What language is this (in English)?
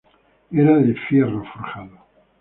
Spanish